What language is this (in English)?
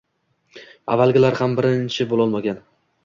Uzbek